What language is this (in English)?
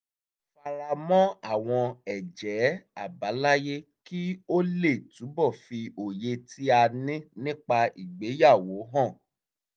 Yoruba